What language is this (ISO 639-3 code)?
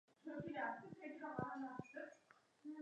uzb